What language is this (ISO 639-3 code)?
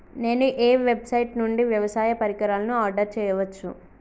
tel